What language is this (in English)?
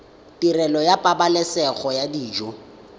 Tswana